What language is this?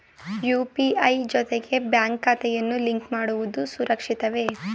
Kannada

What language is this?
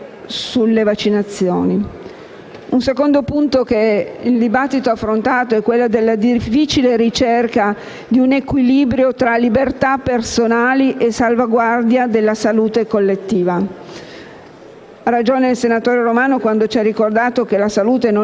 Italian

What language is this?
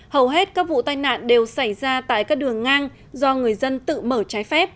Vietnamese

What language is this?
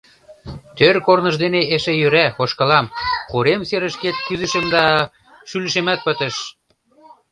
Mari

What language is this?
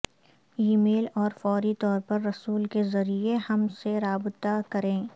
Urdu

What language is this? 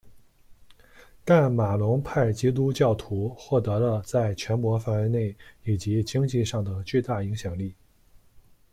Chinese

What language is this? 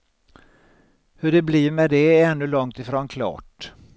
Swedish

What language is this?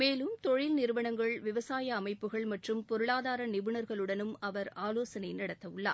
Tamil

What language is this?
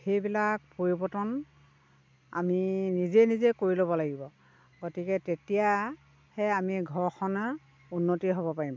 Assamese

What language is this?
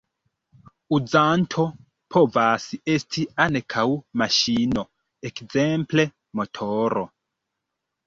Esperanto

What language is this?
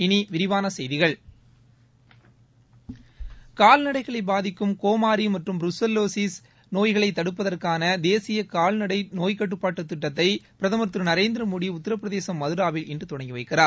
Tamil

